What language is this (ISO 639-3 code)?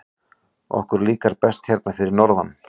isl